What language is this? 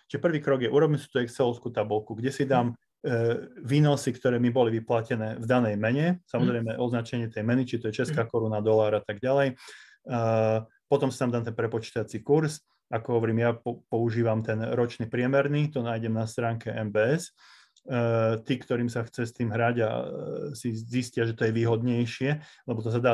Slovak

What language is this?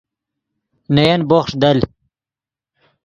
Yidgha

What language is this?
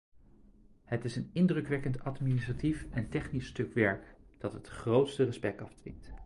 Dutch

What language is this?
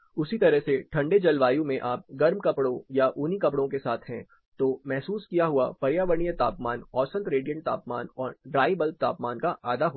Hindi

